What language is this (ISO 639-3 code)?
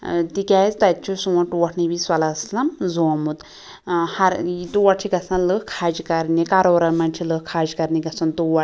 kas